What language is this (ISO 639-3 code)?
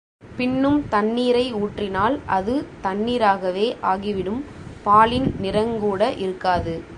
tam